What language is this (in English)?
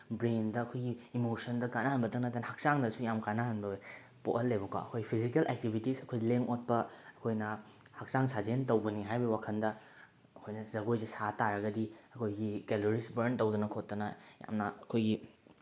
Manipuri